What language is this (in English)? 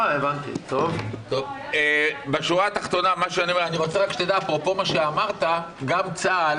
Hebrew